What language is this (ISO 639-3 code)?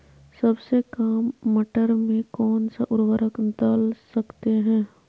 mag